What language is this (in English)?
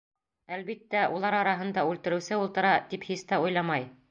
Bashkir